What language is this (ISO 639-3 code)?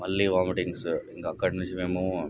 tel